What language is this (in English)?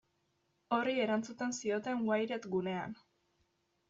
Basque